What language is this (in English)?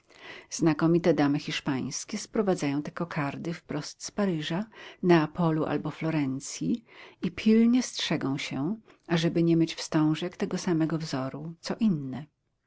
Polish